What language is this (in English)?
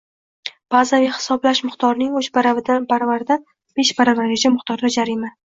Uzbek